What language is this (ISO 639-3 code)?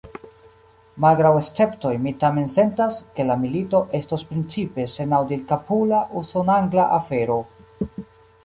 epo